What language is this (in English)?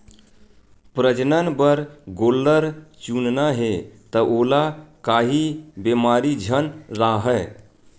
Chhattisgarhi